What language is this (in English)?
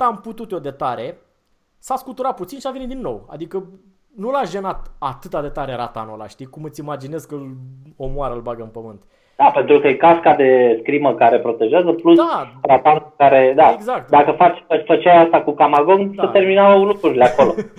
Romanian